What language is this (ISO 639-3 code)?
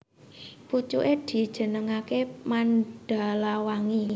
jav